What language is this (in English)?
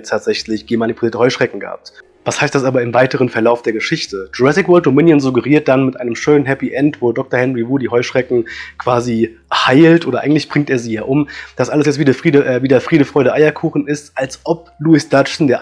German